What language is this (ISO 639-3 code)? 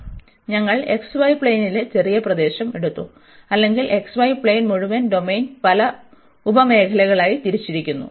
mal